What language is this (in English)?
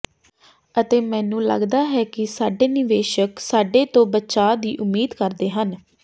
Punjabi